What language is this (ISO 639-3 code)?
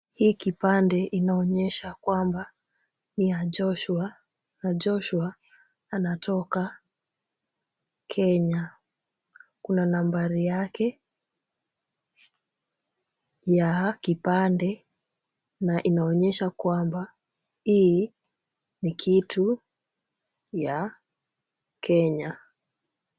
swa